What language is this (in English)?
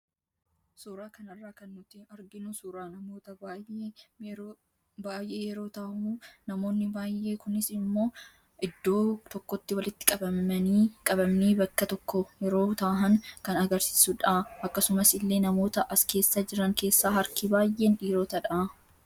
Oromo